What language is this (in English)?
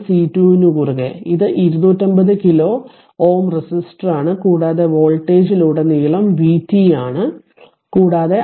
Malayalam